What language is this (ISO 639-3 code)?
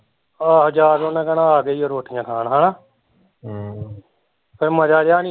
pan